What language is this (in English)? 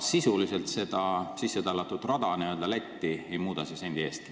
Estonian